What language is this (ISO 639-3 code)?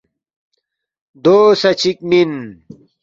bft